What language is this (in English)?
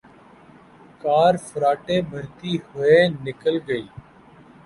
Urdu